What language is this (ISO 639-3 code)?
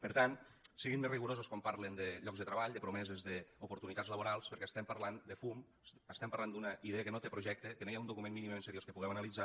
cat